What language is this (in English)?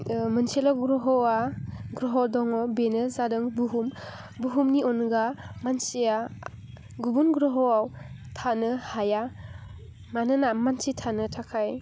Bodo